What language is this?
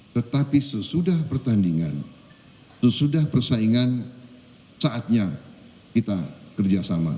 Indonesian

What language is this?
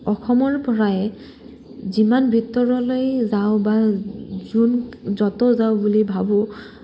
Assamese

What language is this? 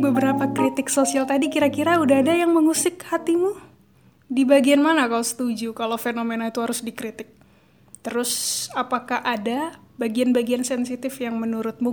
Indonesian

